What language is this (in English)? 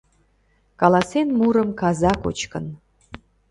Mari